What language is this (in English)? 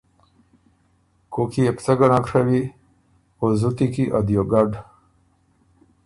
Ormuri